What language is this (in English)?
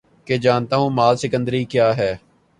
Urdu